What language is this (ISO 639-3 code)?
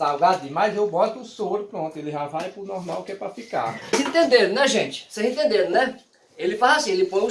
por